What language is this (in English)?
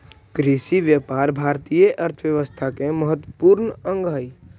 Magahi